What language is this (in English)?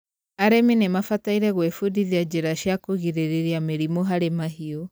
Kikuyu